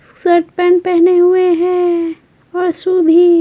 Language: Hindi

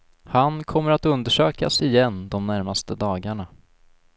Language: Swedish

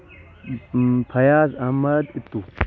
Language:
Kashmiri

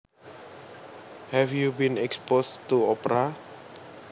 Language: Javanese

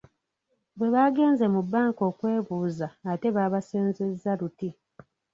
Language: Ganda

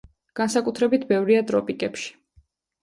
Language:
Georgian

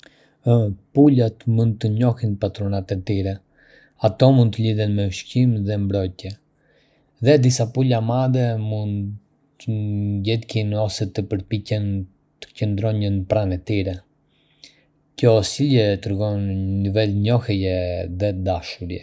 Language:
Arbëreshë Albanian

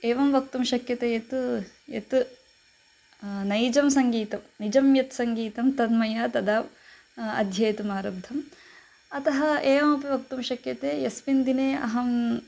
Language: Sanskrit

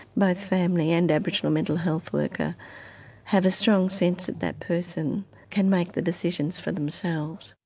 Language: English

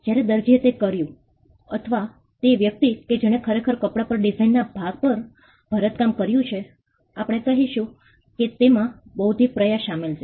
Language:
Gujarati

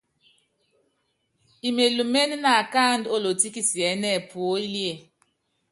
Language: Yangben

